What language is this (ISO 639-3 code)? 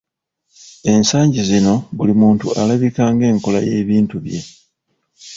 lug